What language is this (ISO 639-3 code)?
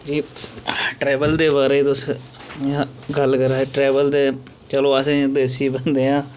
doi